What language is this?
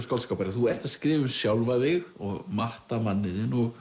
Icelandic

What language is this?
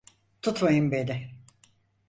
Turkish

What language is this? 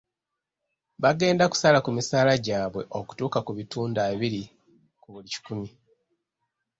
Ganda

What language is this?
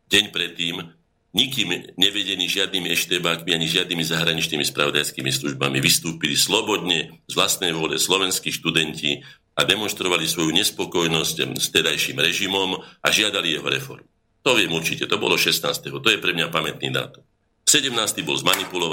Slovak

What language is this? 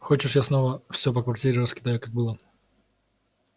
Russian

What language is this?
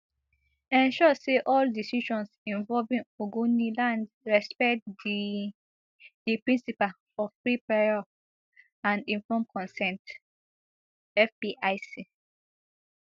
Nigerian Pidgin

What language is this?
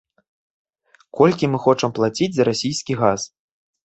Belarusian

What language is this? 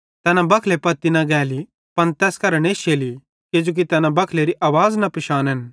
Bhadrawahi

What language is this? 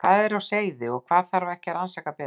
Icelandic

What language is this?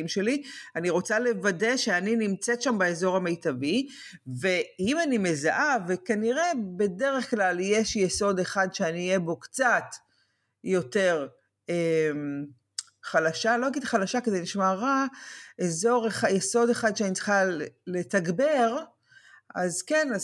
Hebrew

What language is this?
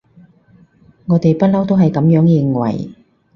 Cantonese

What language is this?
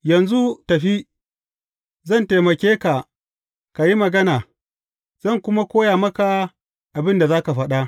Hausa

